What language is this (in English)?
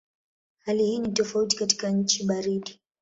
Swahili